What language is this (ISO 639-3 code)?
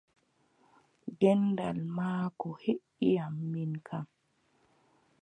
fub